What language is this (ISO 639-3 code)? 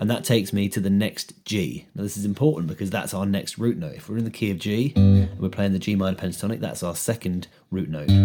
eng